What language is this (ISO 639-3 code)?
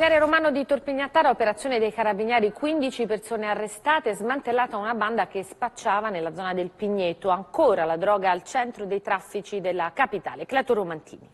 ita